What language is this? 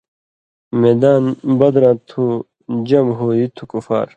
Indus Kohistani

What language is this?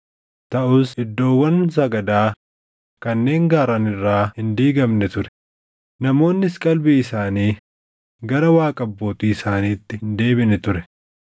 Oromo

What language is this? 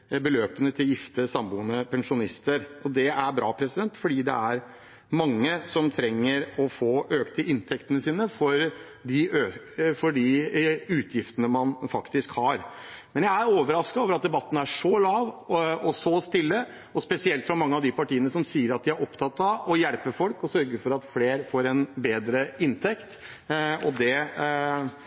Norwegian Bokmål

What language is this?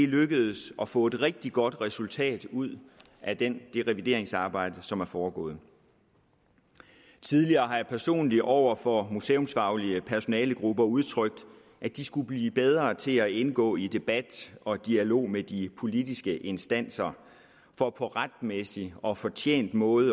Danish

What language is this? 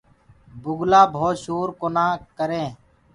Gurgula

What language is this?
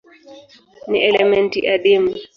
Swahili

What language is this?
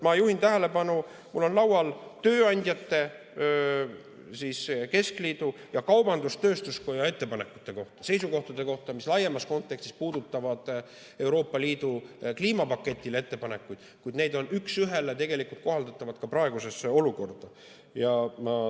Estonian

